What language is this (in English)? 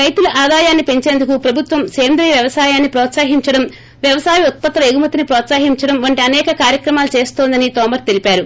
Telugu